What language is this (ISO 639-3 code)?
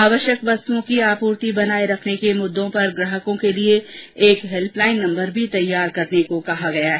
hin